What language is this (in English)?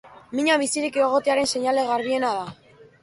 Basque